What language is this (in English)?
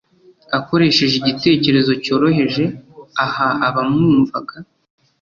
Kinyarwanda